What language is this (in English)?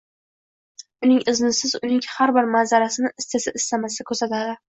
Uzbek